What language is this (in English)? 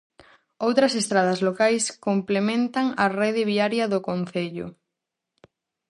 Galician